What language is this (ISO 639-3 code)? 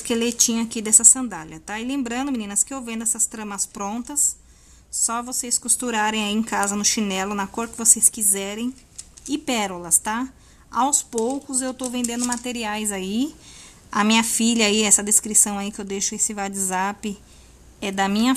por